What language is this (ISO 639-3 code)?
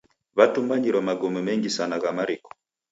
dav